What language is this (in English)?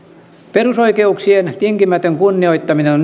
Finnish